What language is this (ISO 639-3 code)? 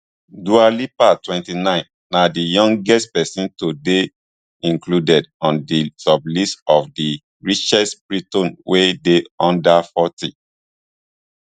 pcm